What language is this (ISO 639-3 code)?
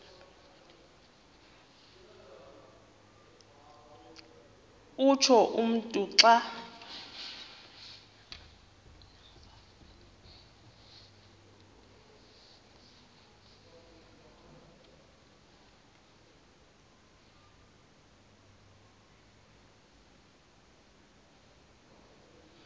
xho